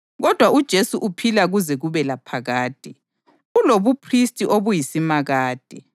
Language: North Ndebele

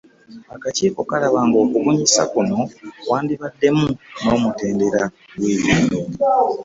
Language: Ganda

